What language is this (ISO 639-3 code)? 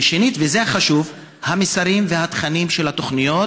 heb